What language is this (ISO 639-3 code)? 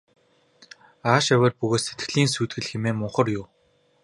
mon